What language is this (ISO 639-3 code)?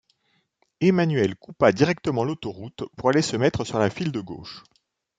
fra